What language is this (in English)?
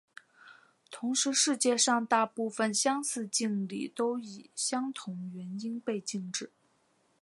Chinese